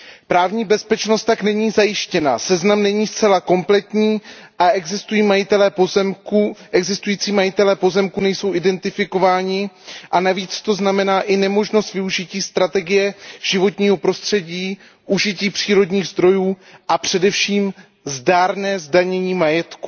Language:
Czech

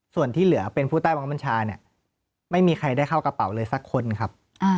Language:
Thai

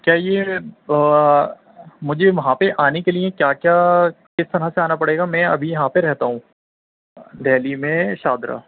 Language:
Urdu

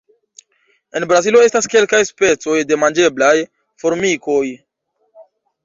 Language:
Esperanto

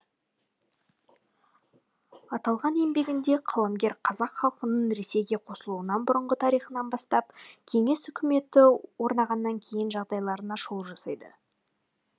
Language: Kazakh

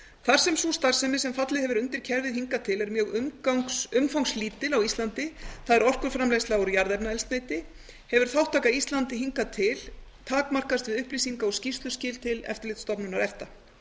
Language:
Icelandic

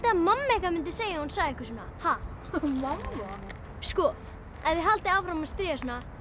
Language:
Icelandic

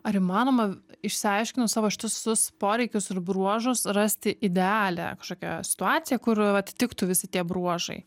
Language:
Lithuanian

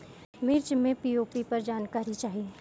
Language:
Bhojpuri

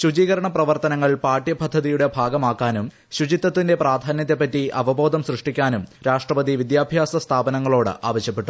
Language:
Malayalam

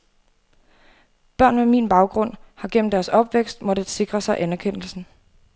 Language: Danish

